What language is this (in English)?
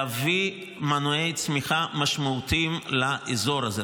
Hebrew